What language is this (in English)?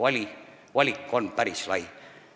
Estonian